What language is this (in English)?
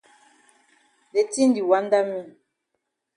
Cameroon Pidgin